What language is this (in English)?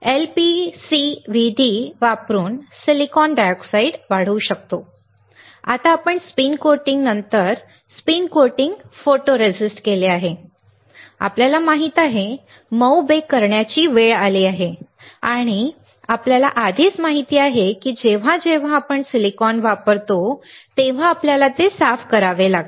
Marathi